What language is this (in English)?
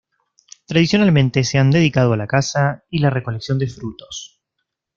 Spanish